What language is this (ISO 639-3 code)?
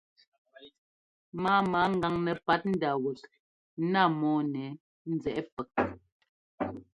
jgo